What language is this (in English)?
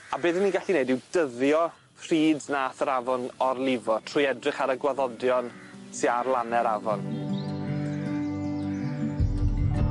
Welsh